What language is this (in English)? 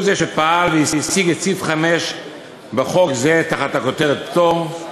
Hebrew